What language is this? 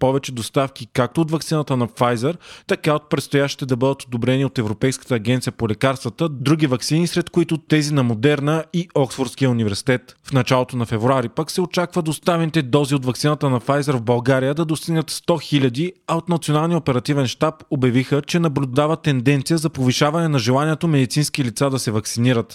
Bulgarian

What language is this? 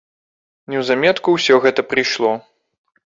Belarusian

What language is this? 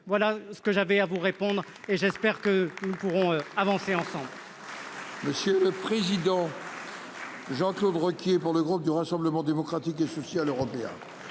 French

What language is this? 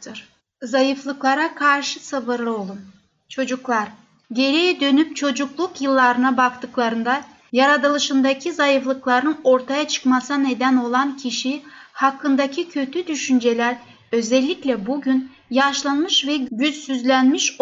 Turkish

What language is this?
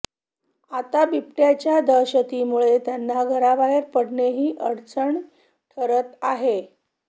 Marathi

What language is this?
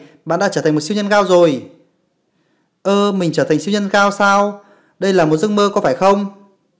Vietnamese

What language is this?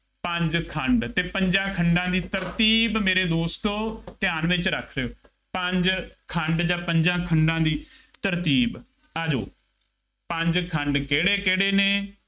Punjabi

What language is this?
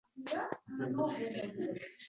Uzbek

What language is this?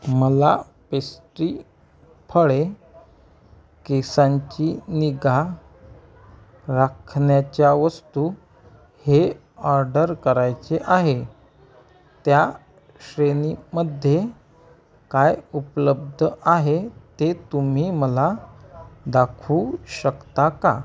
Marathi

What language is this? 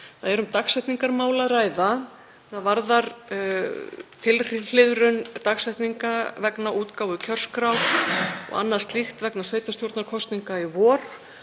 Icelandic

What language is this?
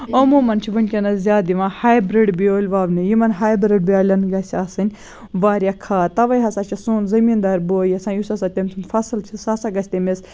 Kashmiri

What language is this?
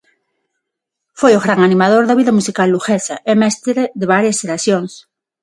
Galician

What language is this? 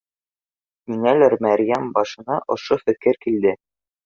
Bashkir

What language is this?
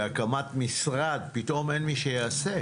Hebrew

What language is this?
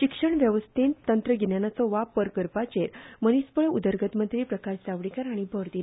Konkani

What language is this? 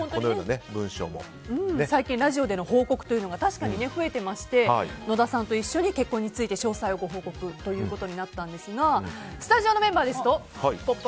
Japanese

